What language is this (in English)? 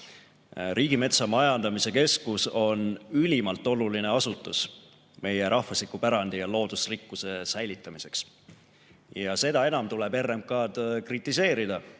Estonian